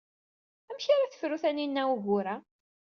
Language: Kabyle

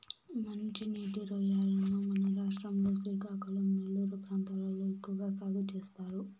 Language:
Telugu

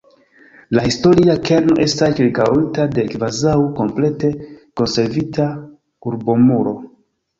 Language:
Esperanto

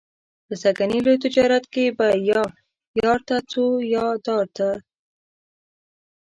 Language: Pashto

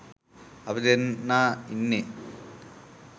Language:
Sinhala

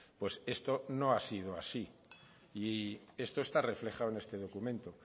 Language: Spanish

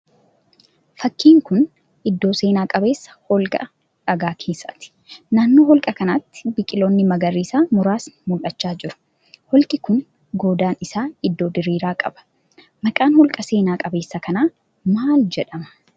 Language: Oromo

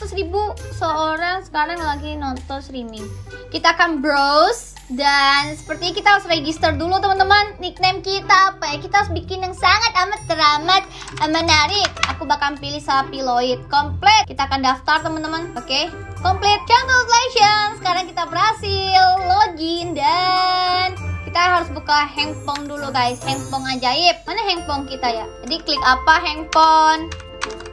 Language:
Indonesian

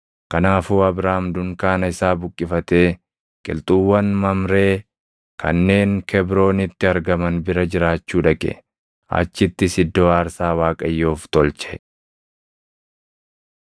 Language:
Oromo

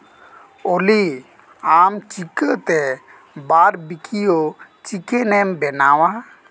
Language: Santali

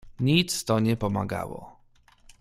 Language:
Polish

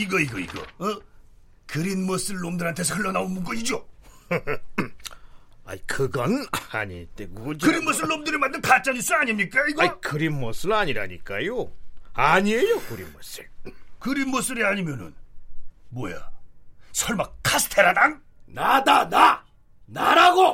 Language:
Korean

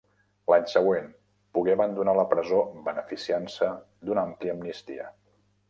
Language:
Catalan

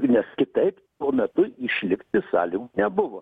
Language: Lithuanian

